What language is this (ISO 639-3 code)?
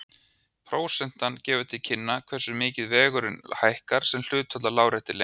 isl